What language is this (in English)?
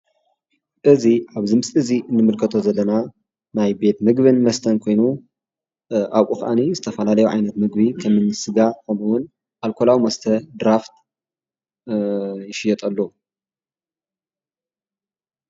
Tigrinya